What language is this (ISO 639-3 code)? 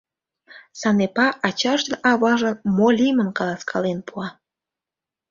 chm